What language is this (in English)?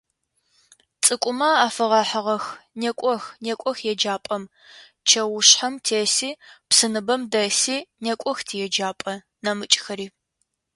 Adyghe